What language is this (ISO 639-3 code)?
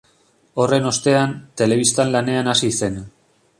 eus